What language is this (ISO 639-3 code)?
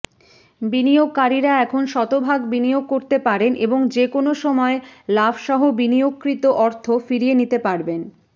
ben